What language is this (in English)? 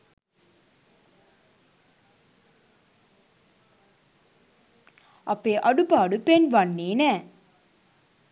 Sinhala